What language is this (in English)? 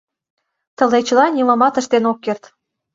Mari